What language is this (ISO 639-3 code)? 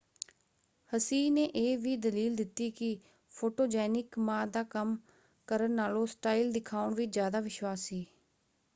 pan